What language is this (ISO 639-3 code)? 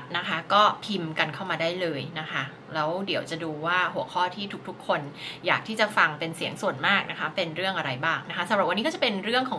tha